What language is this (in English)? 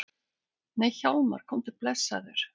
Icelandic